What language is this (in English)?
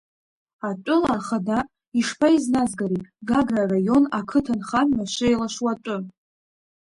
Abkhazian